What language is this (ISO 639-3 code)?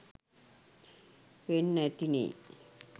sin